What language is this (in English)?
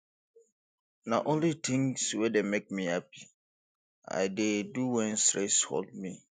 Nigerian Pidgin